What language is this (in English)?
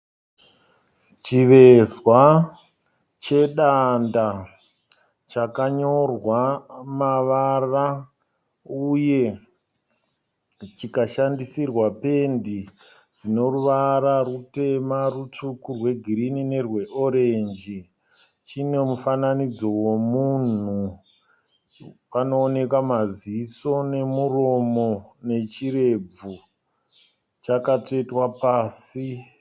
Shona